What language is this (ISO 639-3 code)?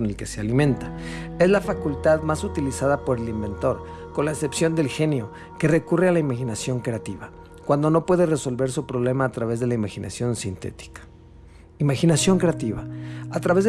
spa